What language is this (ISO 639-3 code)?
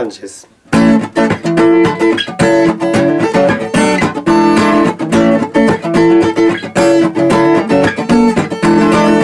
jpn